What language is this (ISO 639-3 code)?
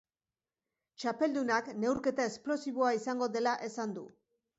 eus